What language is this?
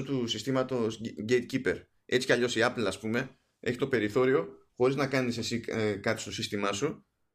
Greek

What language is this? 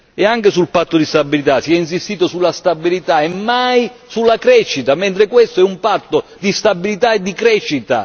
Italian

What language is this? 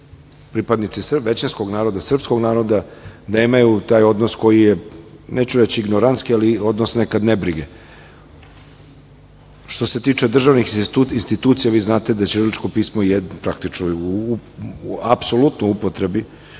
Serbian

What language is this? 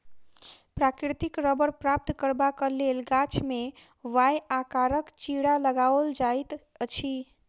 Maithili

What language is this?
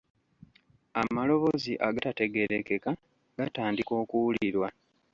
Ganda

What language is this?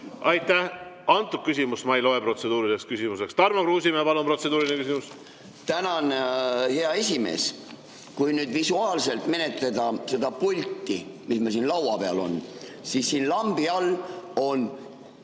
Estonian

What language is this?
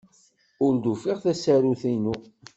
Kabyle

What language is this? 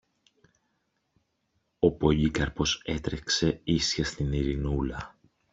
Greek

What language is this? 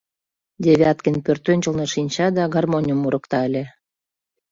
Mari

